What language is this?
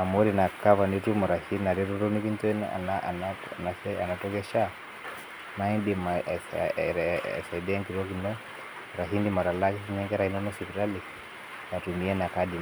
Masai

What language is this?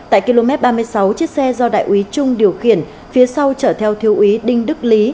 Vietnamese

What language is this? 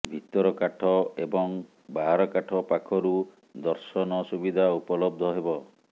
Odia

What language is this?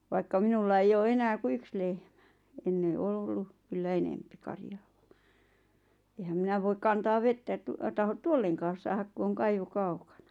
Finnish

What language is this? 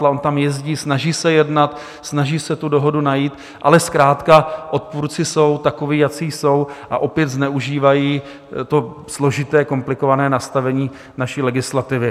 Czech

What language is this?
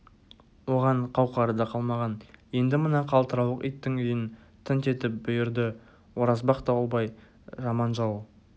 Kazakh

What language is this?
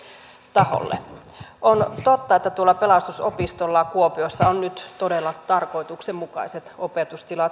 Finnish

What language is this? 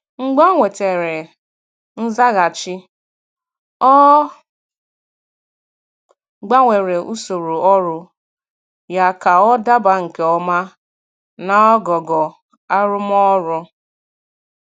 Igbo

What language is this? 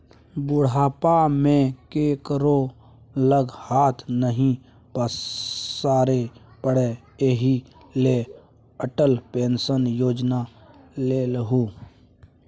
Maithili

